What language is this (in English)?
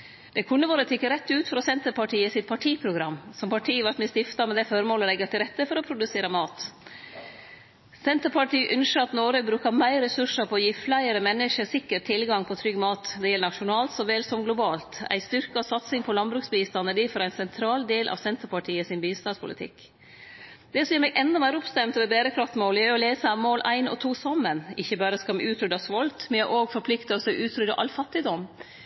Norwegian Nynorsk